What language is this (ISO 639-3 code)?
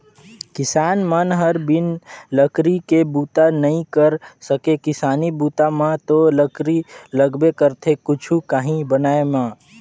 hne